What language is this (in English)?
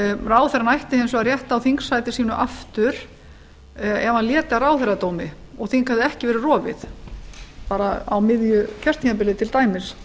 Icelandic